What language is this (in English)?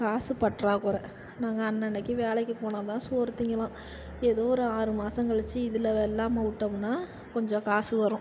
Tamil